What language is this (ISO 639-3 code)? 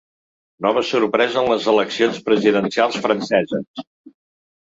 cat